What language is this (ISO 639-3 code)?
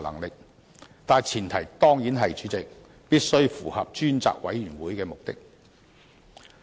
yue